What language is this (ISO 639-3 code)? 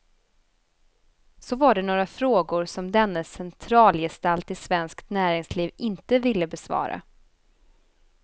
swe